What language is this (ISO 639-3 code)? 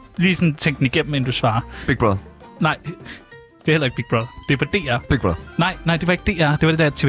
dan